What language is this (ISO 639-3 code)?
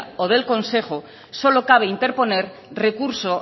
spa